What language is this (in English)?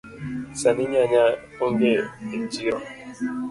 Luo (Kenya and Tanzania)